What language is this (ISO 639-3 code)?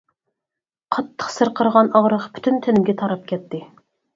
uig